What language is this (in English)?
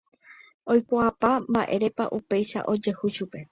Guarani